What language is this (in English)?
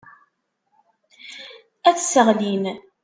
Kabyle